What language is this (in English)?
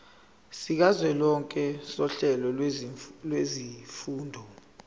Zulu